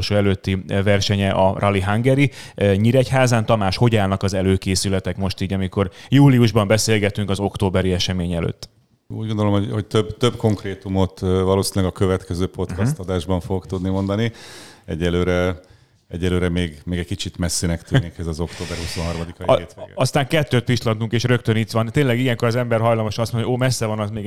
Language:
Hungarian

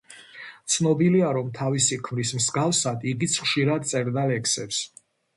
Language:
Georgian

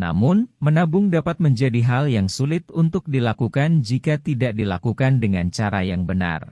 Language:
Indonesian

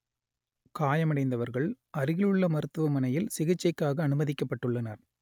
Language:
Tamil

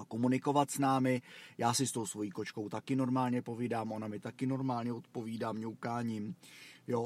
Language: Czech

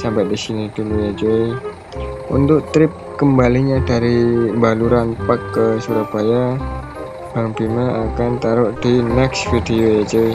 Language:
Indonesian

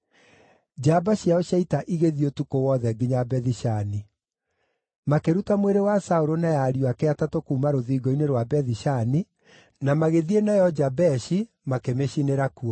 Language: Kikuyu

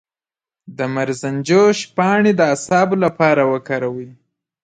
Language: Pashto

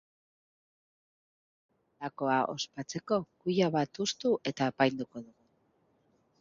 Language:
Basque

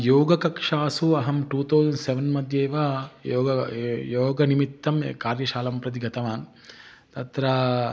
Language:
Sanskrit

